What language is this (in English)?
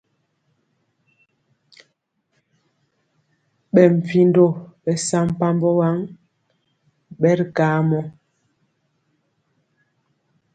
Mpiemo